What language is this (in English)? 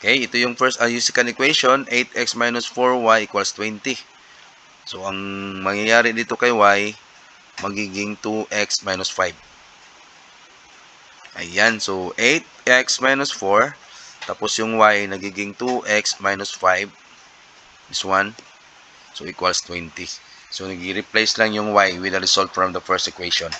Filipino